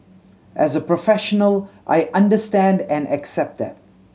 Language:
English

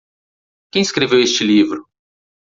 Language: Portuguese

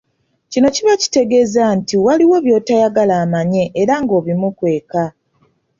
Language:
Ganda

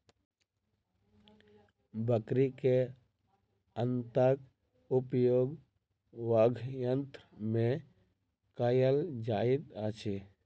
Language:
Maithili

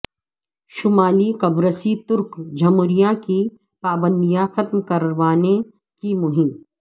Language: Urdu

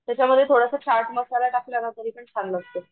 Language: Marathi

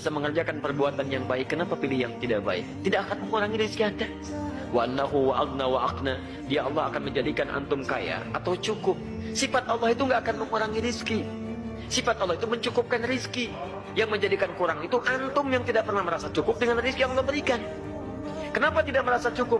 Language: Indonesian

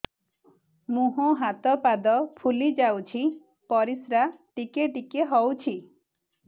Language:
Odia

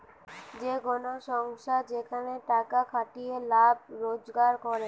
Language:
Bangla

